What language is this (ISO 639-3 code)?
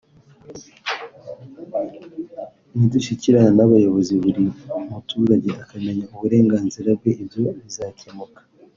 kin